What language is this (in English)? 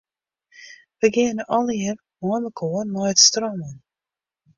Western Frisian